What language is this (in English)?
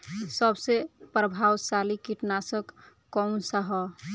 Bhojpuri